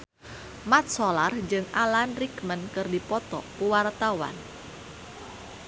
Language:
Sundanese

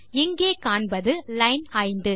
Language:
Tamil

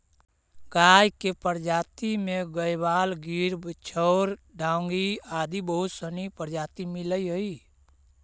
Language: Magahi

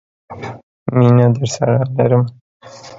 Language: Pashto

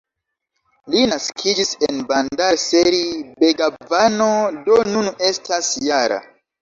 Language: Esperanto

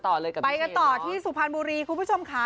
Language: Thai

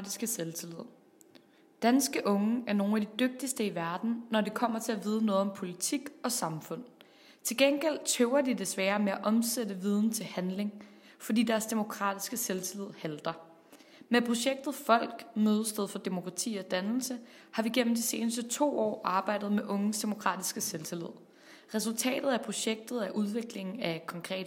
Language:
Danish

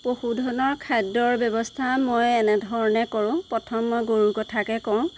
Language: Assamese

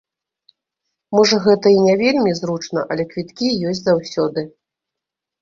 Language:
Belarusian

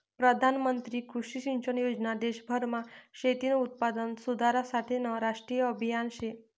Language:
Marathi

